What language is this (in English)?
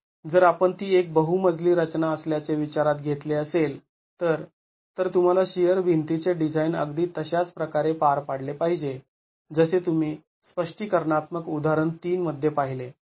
Marathi